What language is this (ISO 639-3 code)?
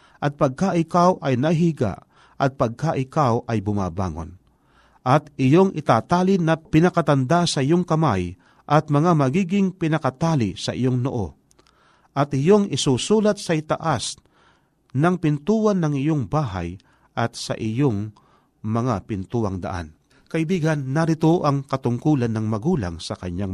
fil